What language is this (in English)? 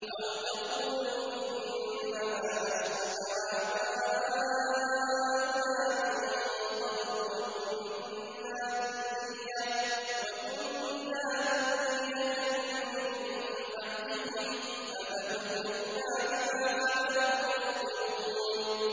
Arabic